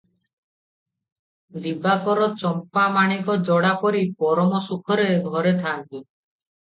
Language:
Odia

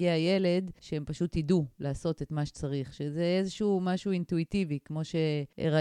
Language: Hebrew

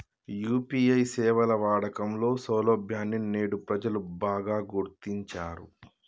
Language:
Telugu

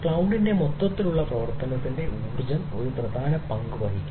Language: Malayalam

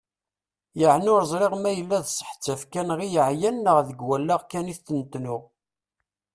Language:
Kabyle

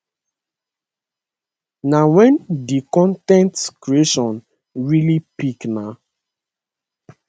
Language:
Nigerian Pidgin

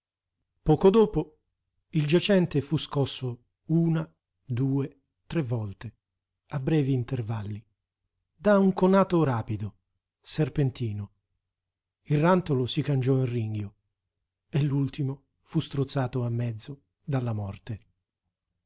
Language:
Italian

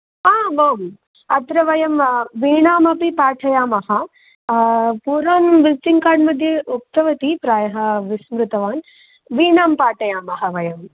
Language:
Sanskrit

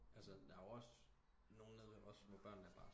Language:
Danish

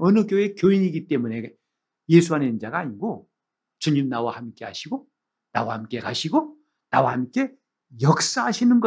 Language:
Korean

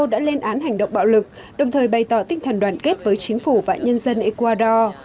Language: Vietnamese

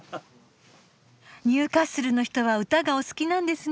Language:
Japanese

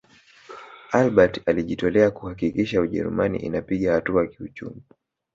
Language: Swahili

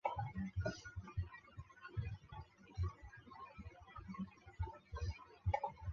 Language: Chinese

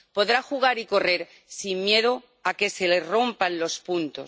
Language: Spanish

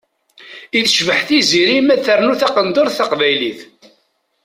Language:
Kabyle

